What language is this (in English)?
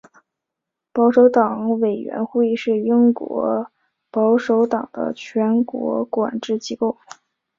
Chinese